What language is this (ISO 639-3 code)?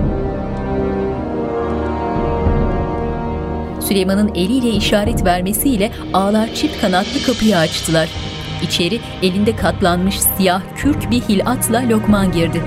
tur